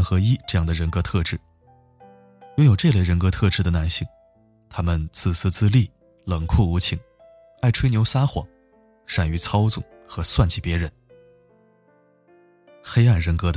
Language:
Chinese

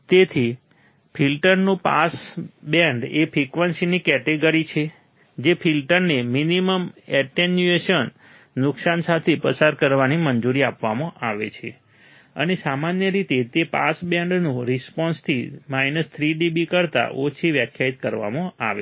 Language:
Gujarati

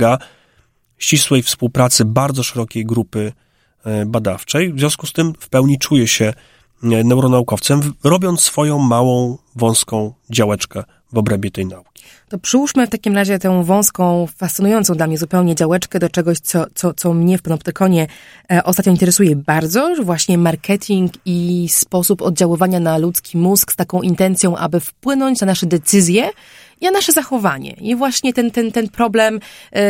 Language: Polish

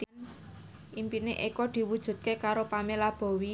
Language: Javanese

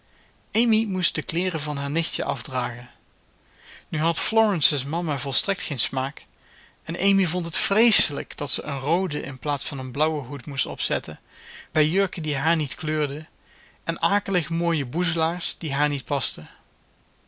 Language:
Dutch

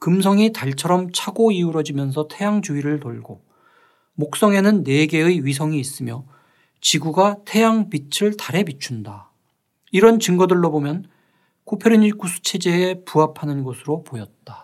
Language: Korean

